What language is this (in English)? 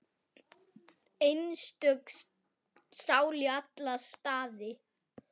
Icelandic